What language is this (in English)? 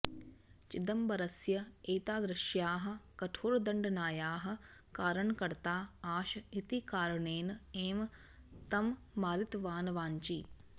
Sanskrit